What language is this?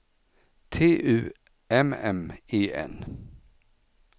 Swedish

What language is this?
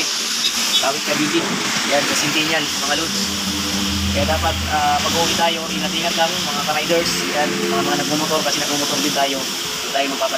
Filipino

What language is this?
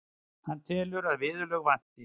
Icelandic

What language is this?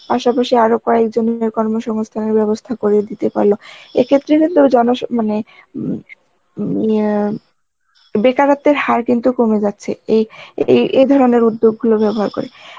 Bangla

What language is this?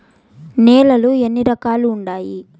Telugu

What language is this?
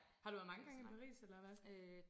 Danish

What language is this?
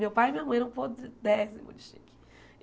Portuguese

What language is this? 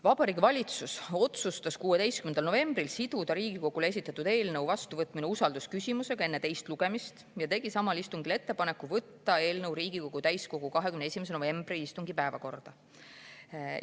Estonian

